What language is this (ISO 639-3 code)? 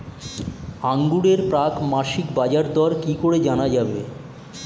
ben